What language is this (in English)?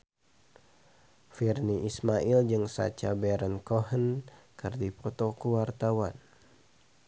Sundanese